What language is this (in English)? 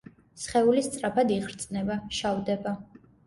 Georgian